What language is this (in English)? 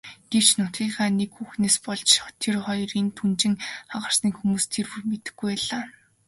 Mongolian